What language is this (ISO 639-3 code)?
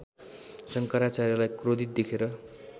nep